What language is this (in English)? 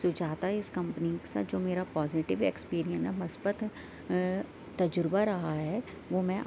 Urdu